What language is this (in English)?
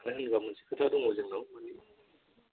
Bodo